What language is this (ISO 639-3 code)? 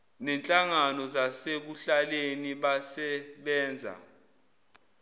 zul